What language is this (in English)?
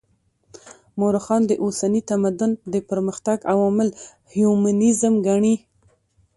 Pashto